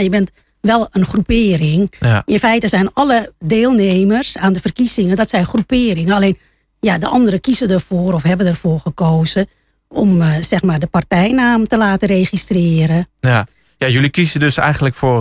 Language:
Dutch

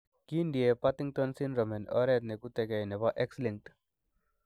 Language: Kalenjin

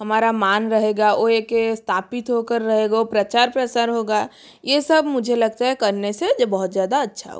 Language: Hindi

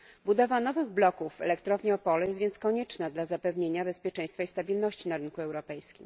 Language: Polish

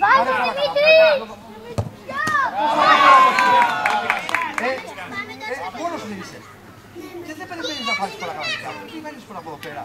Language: Greek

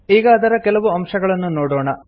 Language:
Kannada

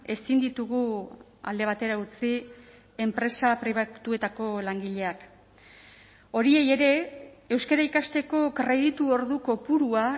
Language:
Basque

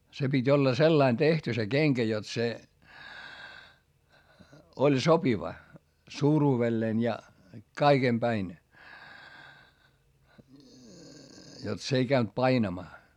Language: Finnish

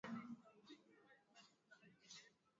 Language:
Swahili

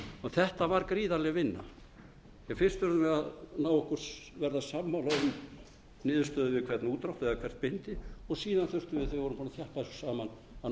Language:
Icelandic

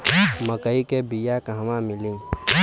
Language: Bhojpuri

